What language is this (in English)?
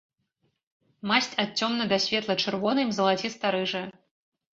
Belarusian